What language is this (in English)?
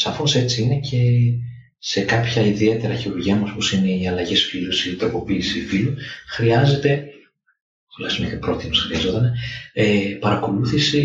Greek